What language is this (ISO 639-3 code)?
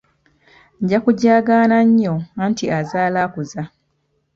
lug